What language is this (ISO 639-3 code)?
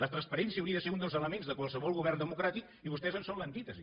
cat